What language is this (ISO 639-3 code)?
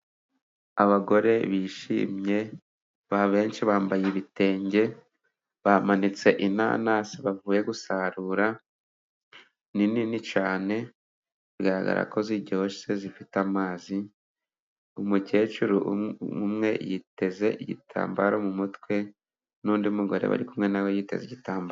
kin